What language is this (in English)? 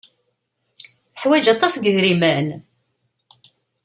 Kabyle